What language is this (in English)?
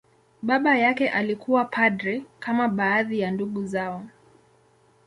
Swahili